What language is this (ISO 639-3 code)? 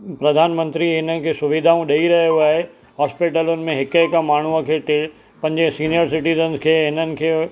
snd